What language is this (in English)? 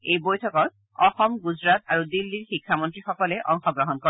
Assamese